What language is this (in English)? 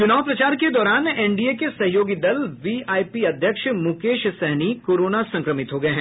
Hindi